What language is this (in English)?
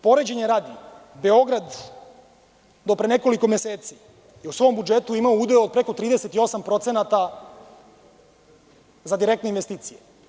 Serbian